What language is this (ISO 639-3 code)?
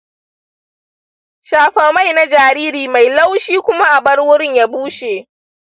hau